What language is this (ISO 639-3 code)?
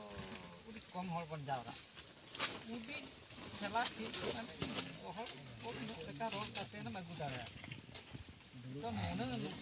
ind